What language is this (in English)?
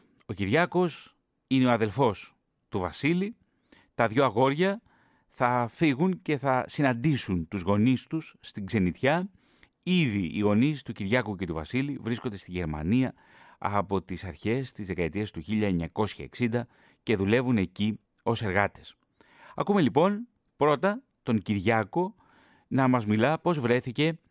Greek